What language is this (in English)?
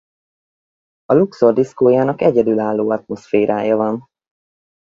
Hungarian